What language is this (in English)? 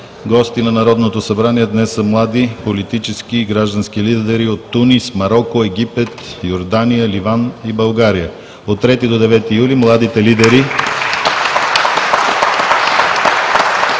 Bulgarian